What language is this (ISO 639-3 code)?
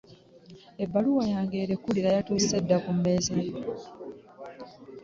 lug